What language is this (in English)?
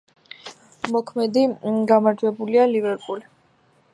Georgian